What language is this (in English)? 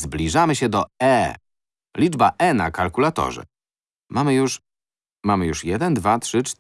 Polish